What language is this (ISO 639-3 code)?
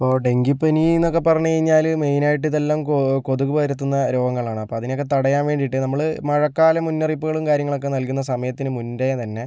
mal